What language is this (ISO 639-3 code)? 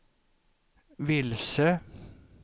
swe